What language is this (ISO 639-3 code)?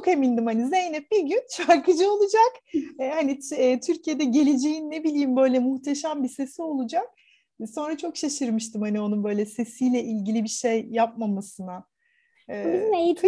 tur